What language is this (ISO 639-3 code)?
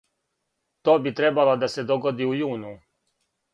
srp